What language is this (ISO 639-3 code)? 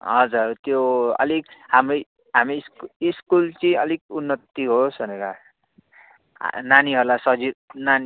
nep